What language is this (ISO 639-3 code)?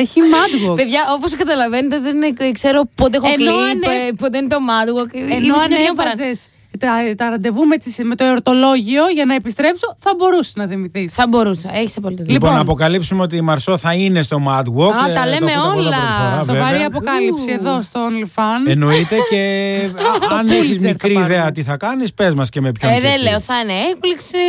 ell